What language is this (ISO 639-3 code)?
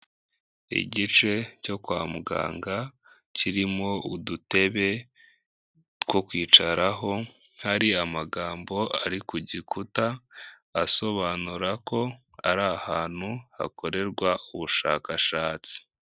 kin